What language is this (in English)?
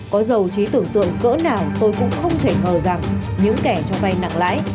Vietnamese